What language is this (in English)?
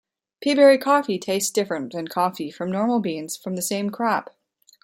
English